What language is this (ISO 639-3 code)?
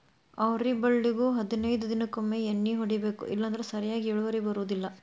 kan